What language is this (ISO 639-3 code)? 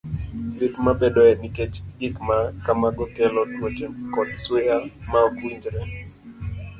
luo